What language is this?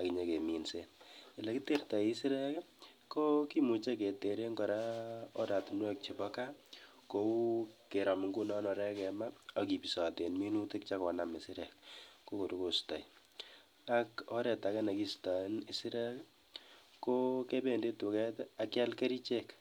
Kalenjin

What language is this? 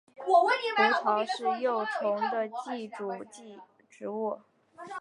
Chinese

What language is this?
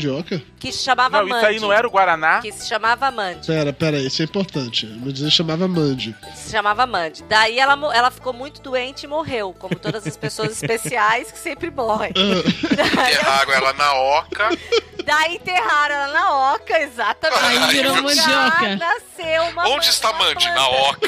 Portuguese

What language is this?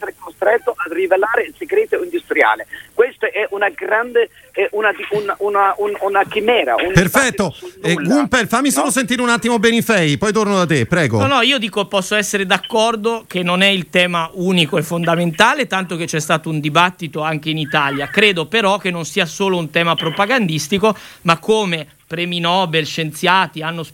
Italian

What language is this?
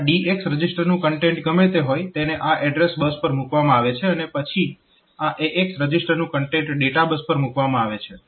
Gujarati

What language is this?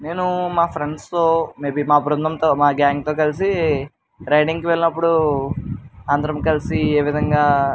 Telugu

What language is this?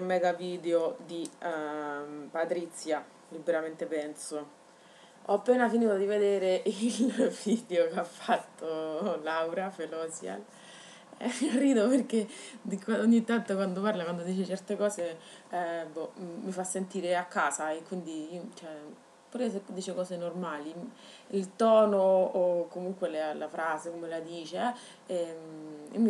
Italian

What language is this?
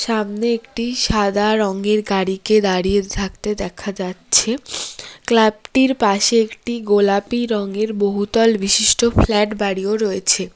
Bangla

